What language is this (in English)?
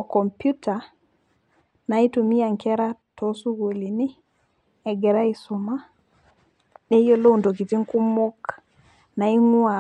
Masai